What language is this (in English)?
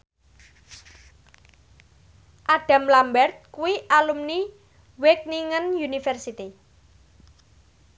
Javanese